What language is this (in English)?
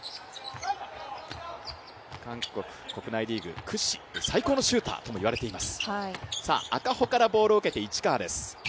Japanese